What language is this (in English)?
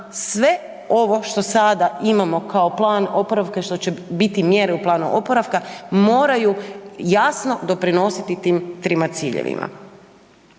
Croatian